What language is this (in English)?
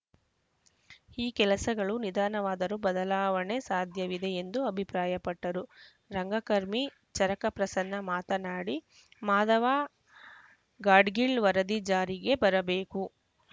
Kannada